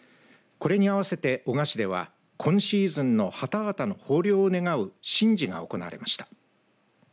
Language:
Japanese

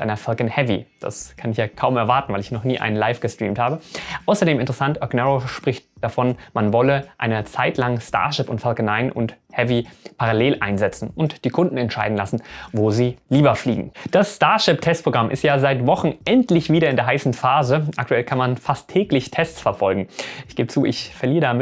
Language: German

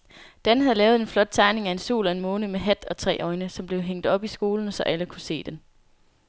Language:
Danish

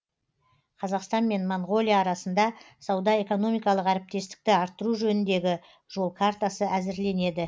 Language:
Kazakh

